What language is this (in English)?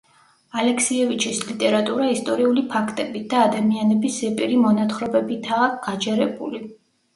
Georgian